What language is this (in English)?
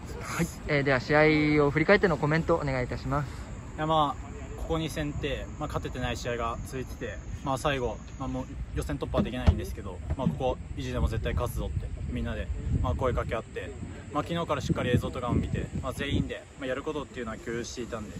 Japanese